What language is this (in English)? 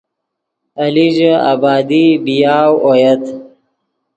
Yidgha